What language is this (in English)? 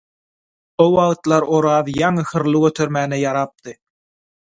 Turkmen